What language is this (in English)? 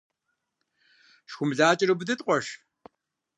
Kabardian